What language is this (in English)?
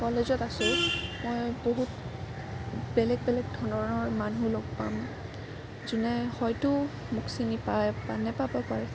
Assamese